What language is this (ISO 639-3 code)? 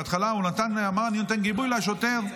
heb